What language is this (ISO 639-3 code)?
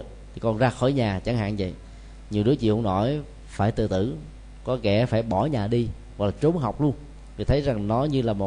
vie